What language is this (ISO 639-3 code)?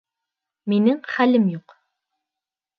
bak